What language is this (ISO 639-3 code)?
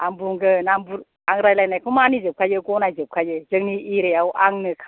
brx